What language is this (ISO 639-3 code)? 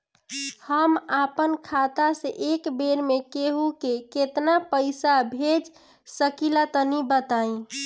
bho